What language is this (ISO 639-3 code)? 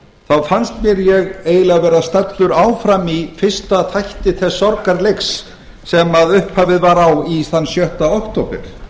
isl